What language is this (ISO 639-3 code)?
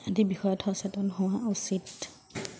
asm